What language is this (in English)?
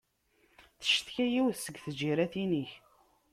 Kabyle